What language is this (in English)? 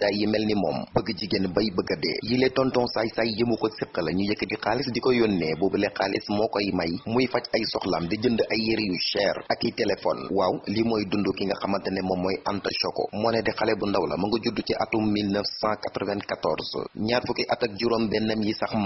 Dutch